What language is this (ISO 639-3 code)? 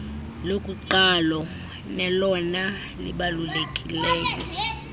xho